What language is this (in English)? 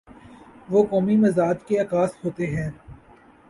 Urdu